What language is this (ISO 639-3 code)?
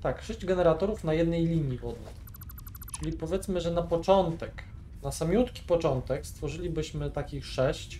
pol